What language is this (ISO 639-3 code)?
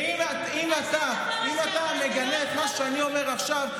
heb